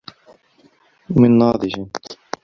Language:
Arabic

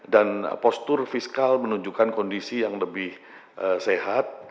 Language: Indonesian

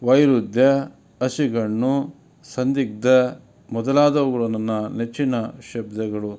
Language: Kannada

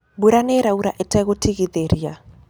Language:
Kikuyu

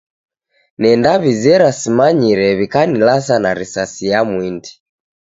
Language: Taita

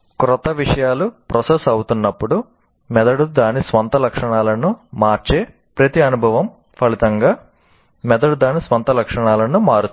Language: Telugu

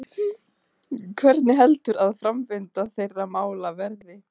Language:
Icelandic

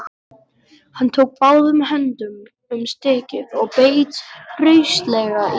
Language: Icelandic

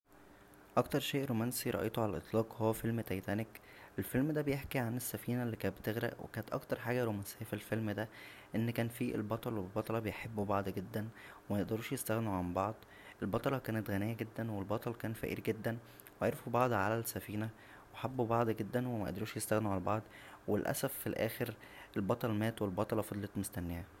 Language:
Egyptian Arabic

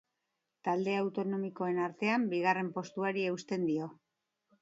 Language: Basque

